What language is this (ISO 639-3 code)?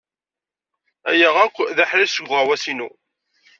kab